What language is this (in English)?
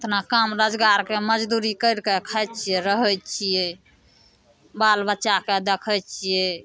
Maithili